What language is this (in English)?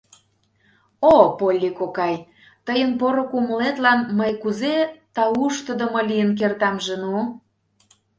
Mari